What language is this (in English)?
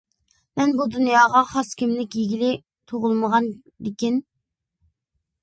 Uyghur